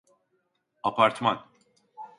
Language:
Turkish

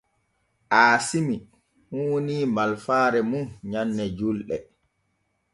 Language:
Borgu Fulfulde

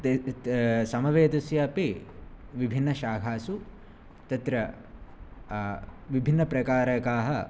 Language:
Sanskrit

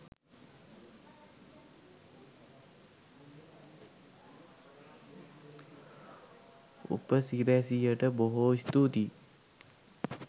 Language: Sinhala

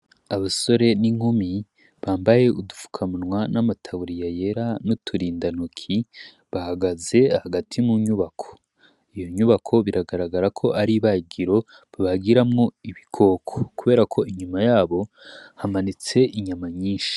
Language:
Rundi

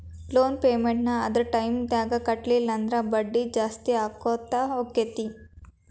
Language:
Kannada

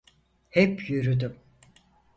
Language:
Turkish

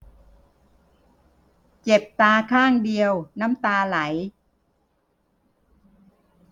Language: Thai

